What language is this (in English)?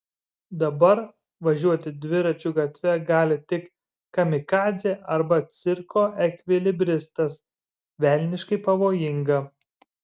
Lithuanian